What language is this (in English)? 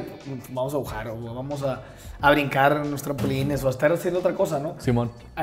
Spanish